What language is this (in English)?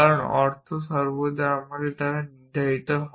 Bangla